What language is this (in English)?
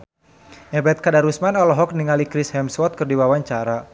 Sundanese